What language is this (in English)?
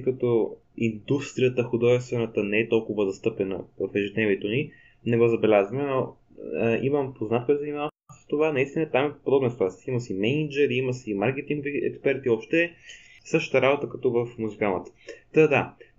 Bulgarian